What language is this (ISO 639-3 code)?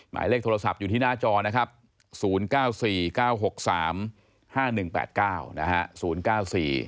tha